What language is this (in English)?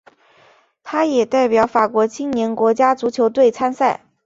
Chinese